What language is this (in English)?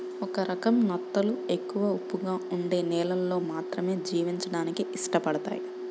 Telugu